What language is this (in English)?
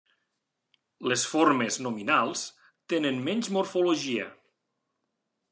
Catalan